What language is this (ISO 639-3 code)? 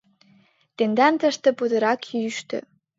chm